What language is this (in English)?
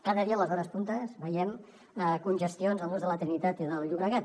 Catalan